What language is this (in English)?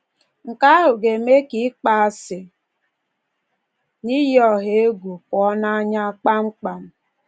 Igbo